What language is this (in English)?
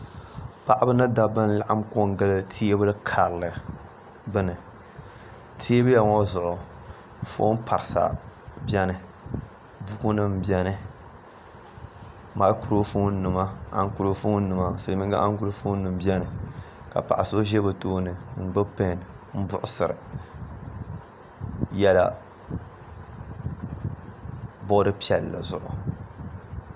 Dagbani